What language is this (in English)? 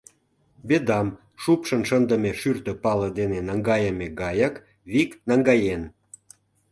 Mari